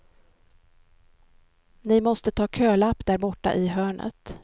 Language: Swedish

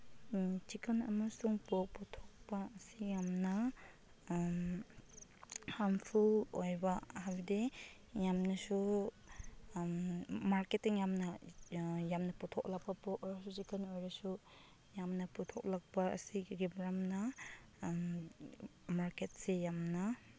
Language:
Manipuri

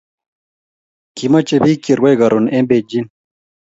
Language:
Kalenjin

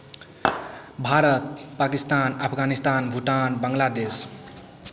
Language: Maithili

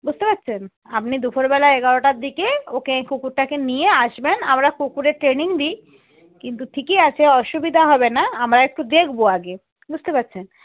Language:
Bangla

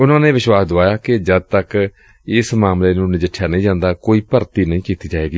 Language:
Punjabi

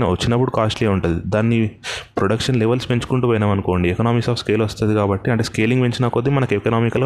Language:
Telugu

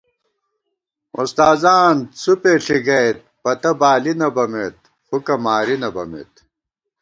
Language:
Gawar-Bati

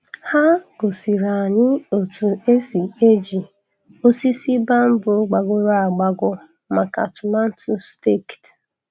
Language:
Igbo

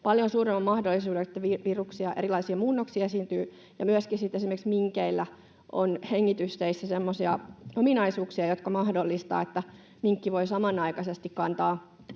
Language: Finnish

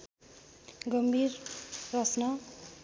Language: Nepali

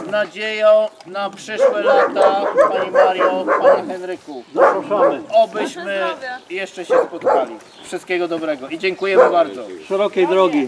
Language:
Polish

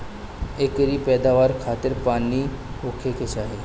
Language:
Bhojpuri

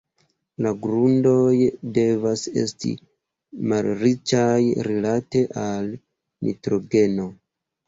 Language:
Esperanto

